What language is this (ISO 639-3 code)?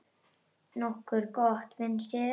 isl